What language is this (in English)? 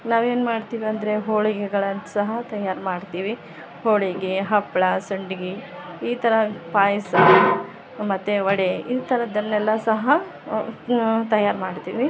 Kannada